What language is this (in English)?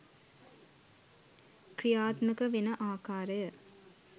Sinhala